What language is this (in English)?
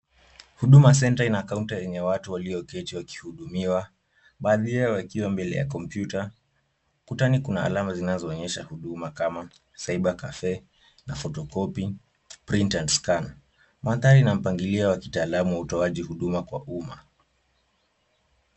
Swahili